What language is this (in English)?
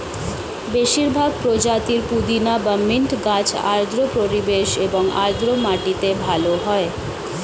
Bangla